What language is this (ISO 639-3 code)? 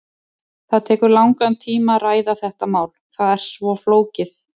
isl